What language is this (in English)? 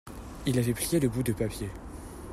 French